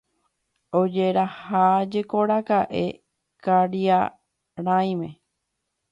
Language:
Guarani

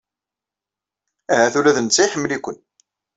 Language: Kabyle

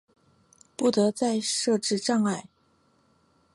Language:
Chinese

